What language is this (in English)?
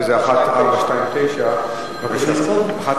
Hebrew